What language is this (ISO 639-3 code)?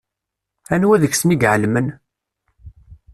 kab